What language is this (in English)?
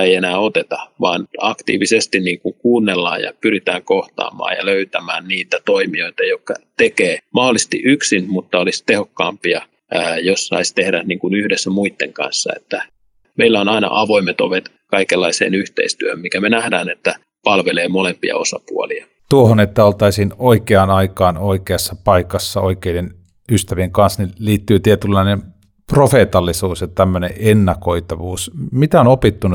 Finnish